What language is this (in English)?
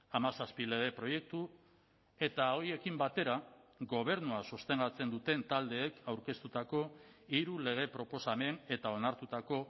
Basque